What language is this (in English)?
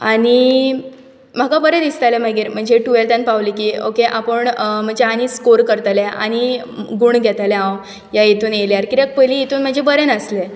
Konkani